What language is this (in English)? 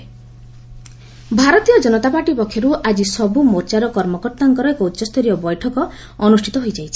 Odia